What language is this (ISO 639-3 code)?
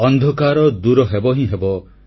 ori